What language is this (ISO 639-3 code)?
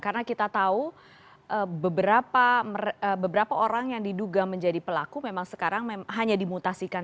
ind